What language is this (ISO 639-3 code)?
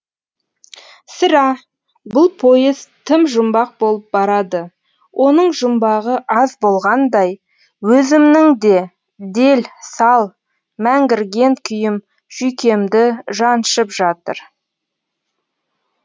kaz